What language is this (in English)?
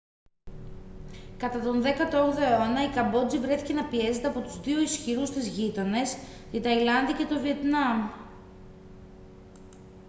Greek